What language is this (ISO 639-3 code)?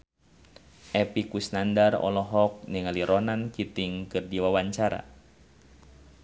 sun